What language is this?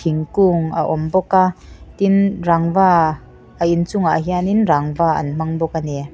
Mizo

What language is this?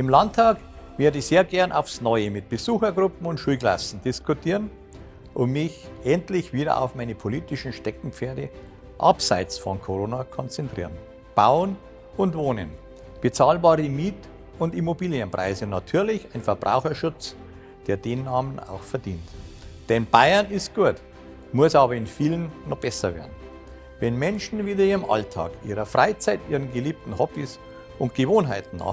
German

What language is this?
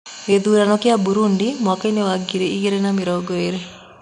Kikuyu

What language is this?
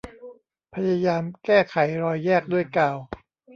Thai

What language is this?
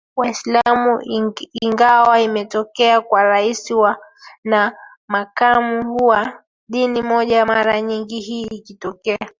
Swahili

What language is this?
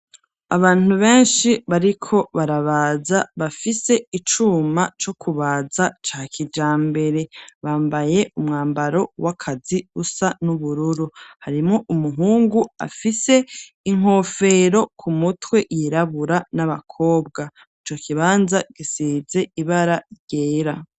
Rundi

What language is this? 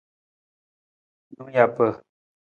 Nawdm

